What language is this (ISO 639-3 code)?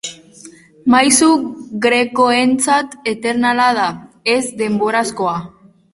eus